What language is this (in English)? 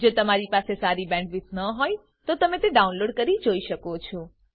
Gujarati